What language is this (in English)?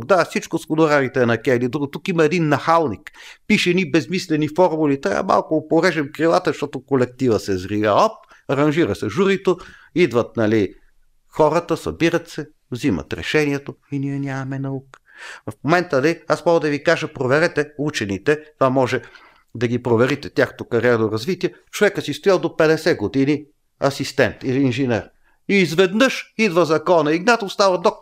Bulgarian